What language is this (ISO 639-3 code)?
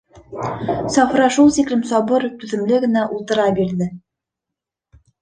bak